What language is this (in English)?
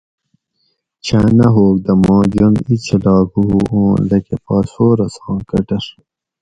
Gawri